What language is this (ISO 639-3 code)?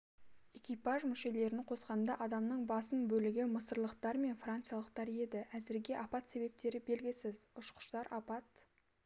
kaz